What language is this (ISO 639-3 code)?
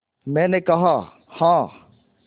hin